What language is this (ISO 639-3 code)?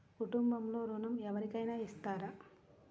tel